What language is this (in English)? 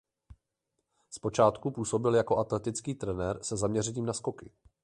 Czech